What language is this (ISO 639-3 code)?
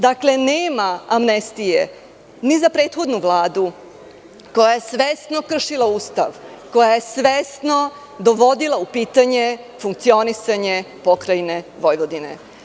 srp